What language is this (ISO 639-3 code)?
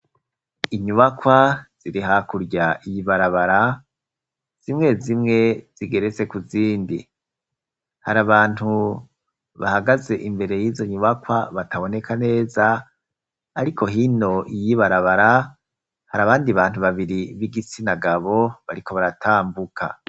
run